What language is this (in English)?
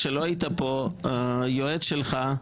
Hebrew